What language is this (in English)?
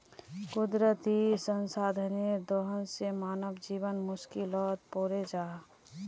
Magahi